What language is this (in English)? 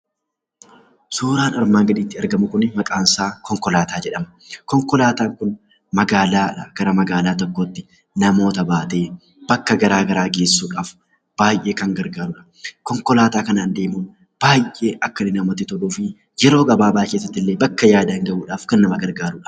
Oromo